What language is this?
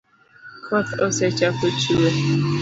Luo (Kenya and Tanzania)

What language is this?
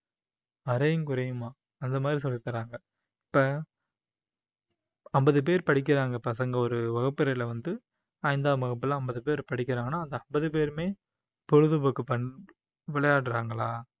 Tamil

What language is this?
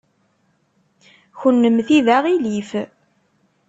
Kabyle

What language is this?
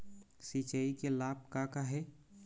Chhattisgarhi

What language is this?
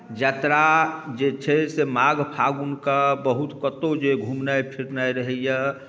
Maithili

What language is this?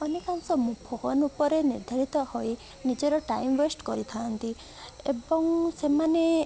Odia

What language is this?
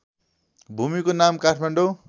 Nepali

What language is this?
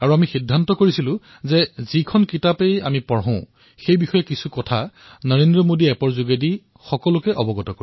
Assamese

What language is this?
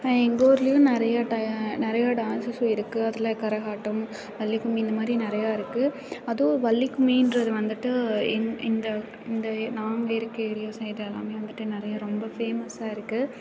Tamil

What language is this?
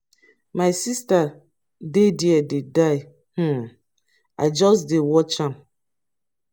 Nigerian Pidgin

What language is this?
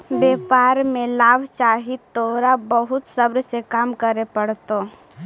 Magahi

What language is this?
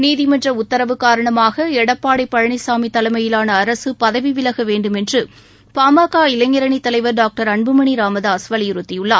Tamil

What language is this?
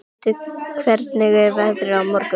Icelandic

